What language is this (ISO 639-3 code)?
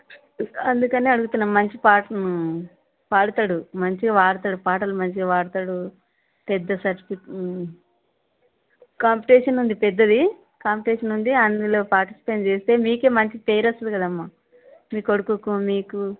tel